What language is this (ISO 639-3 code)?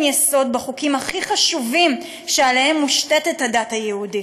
heb